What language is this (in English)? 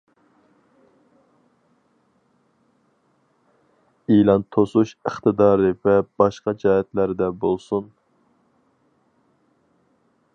Uyghur